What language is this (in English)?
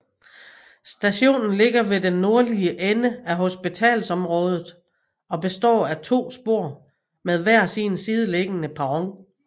Danish